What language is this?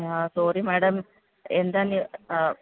Malayalam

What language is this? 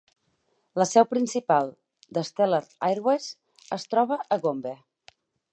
Catalan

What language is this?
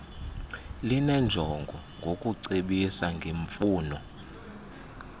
Xhosa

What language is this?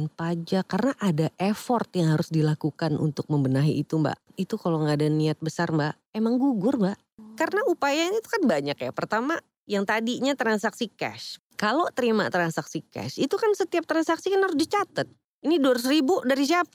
Indonesian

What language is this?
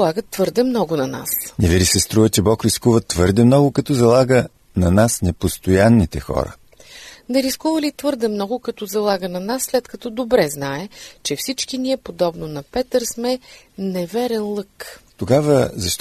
Bulgarian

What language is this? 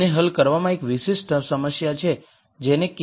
Gujarati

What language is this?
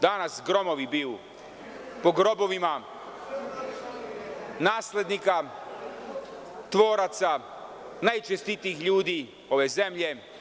Serbian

